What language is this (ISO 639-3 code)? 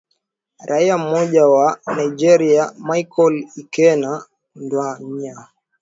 swa